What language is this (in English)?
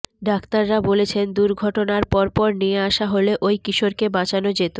Bangla